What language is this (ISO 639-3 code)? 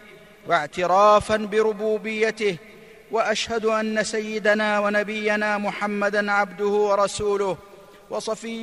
ara